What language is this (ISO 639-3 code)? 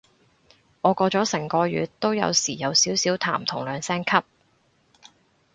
yue